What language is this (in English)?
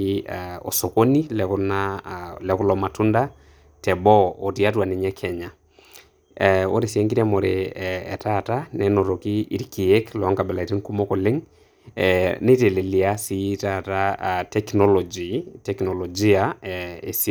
Masai